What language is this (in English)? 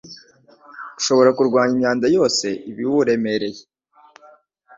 Kinyarwanda